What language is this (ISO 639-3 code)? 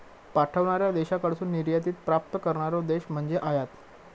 mar